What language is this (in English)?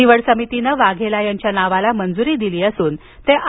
Marathi